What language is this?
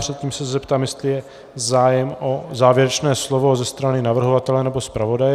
Czech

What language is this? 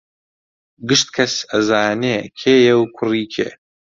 Central Kurdish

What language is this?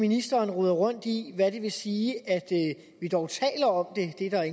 Danish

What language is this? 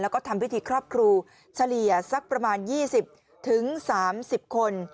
Thai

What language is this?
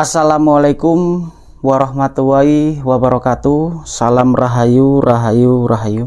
Indonesian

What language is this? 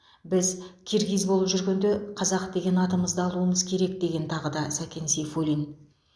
Kazakh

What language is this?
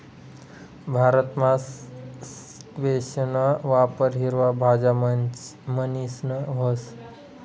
Marathi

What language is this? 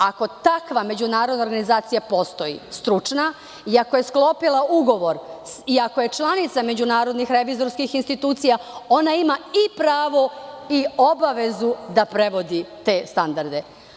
Serbian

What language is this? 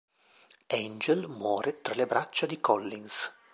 Italian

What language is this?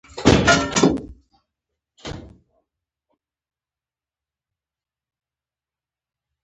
Pashto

